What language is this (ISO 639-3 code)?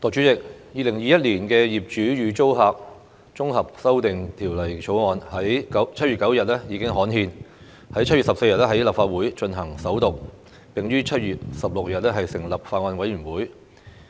yue